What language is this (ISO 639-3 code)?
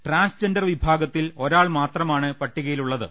mal